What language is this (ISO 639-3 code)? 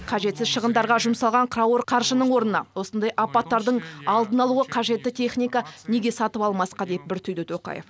kaz